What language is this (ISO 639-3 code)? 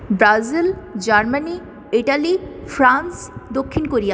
ben